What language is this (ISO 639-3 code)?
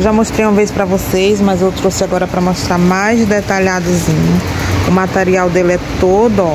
por